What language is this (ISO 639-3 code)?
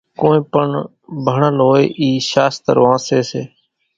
gjk